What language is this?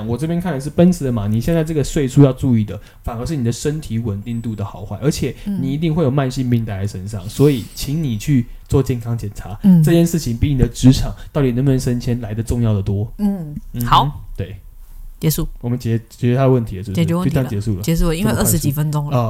Chinese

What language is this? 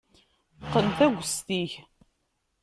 Kabyle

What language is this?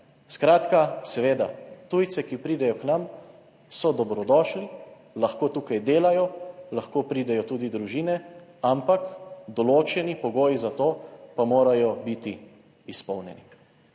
Slovenian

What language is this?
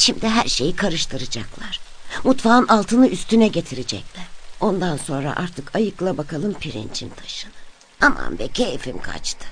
Turkish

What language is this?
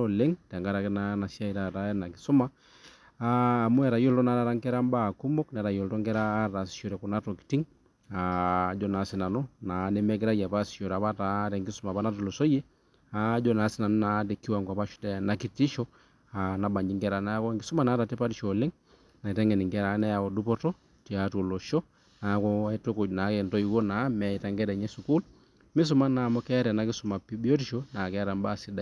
Masai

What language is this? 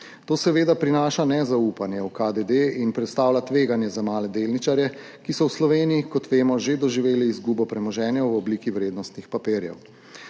Slovenian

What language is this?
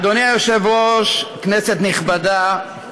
Hebrew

